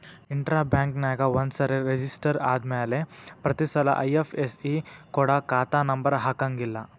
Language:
Kannada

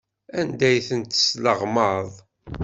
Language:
Kabyle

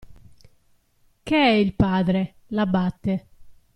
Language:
Italian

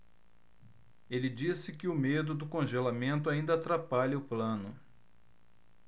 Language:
Portuguese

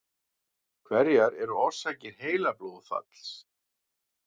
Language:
Icelandic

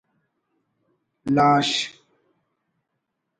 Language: Brahui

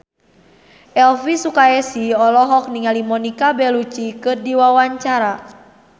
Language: Sundanese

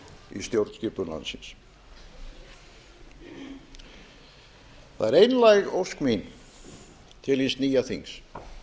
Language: Icelandic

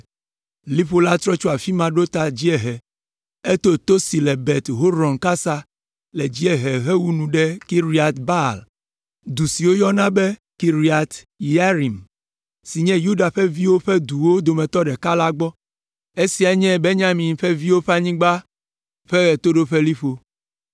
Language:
Ewe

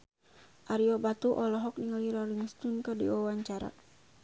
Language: Sundanese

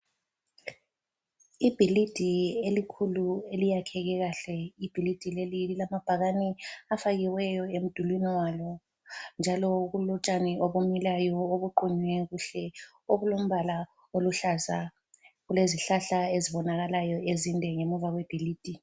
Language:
North Ndebele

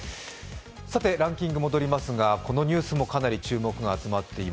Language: Japanese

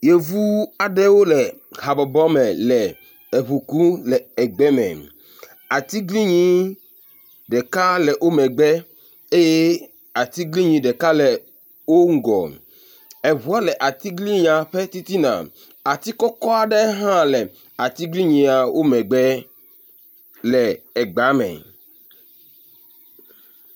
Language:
Ewe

